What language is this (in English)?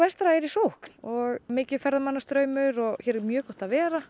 Icelandic